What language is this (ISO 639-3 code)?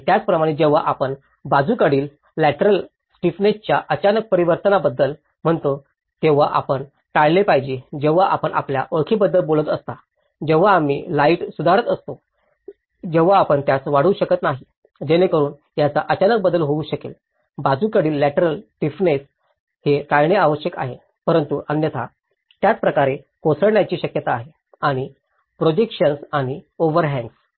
mar